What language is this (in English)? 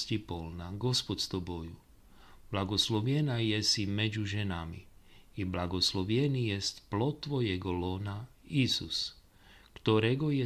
Slovak